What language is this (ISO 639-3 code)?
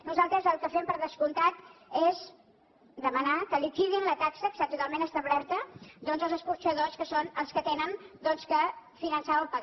cat